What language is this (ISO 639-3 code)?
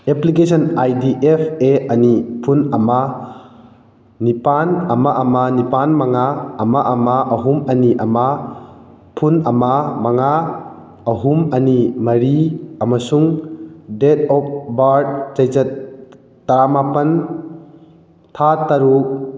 mni